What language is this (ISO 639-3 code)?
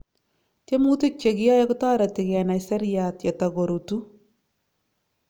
kln